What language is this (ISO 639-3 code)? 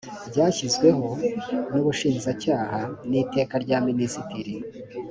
kin